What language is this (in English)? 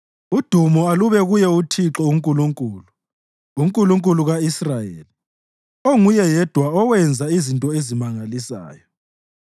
North Ndebele